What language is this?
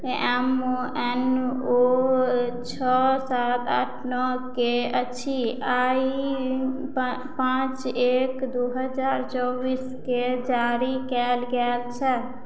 Maithili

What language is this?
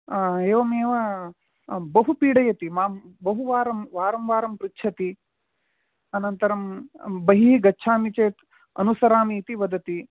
Sanskrit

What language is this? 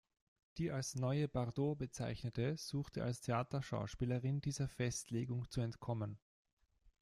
German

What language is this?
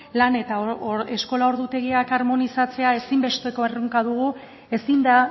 Basque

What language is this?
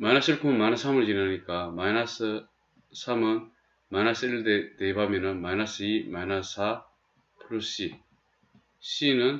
Korean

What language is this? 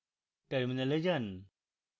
Bangla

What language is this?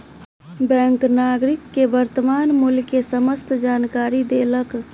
Maithili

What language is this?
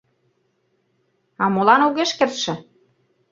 Mari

